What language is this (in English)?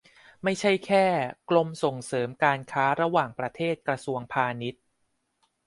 Thai